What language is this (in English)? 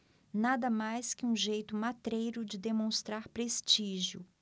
Portuguese